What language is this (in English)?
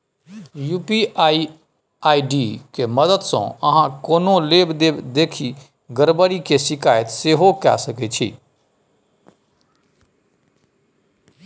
Maithili